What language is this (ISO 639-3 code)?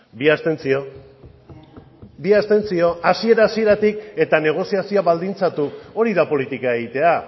eus